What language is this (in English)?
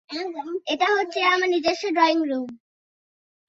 Bangla